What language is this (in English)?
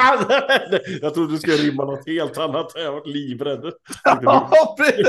Swedish